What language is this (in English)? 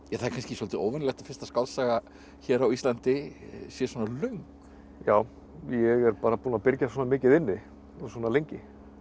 Icelandic